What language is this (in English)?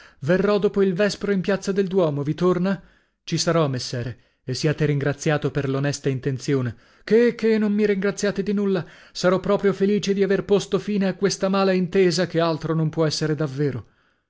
Italian